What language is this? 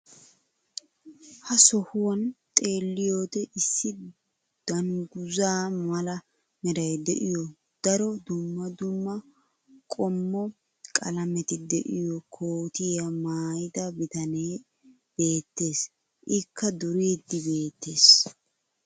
Wolaytta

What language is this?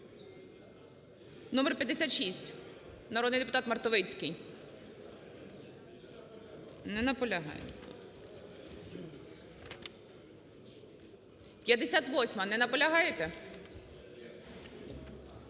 Ukrainian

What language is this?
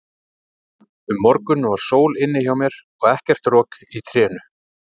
Icelandic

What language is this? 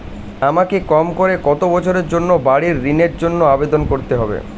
Bangla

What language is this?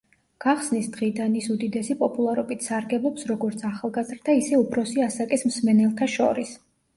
Georgian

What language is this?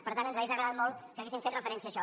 Catalan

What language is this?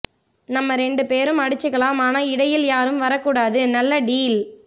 Tamil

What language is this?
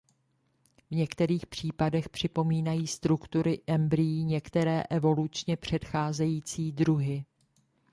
Czech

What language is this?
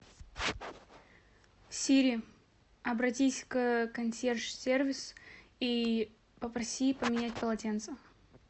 Russian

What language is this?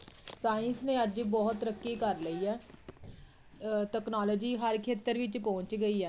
Punjabi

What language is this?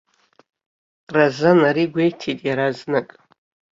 Abkhazian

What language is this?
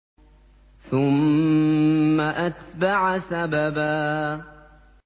Arabic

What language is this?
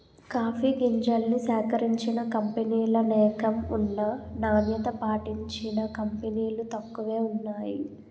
Telugu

